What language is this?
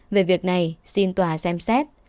Vietnamese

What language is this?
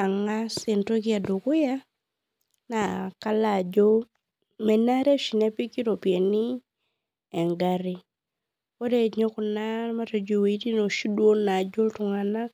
Masai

